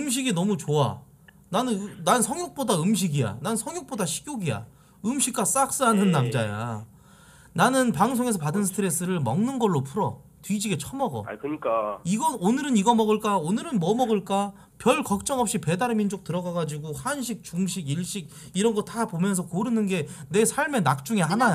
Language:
Korean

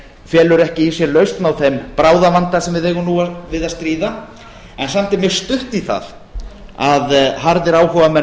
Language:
Icelandic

